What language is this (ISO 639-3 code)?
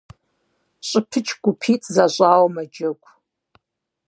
kbd